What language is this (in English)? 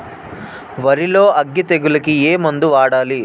Telugu